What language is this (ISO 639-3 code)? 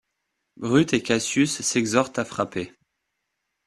fra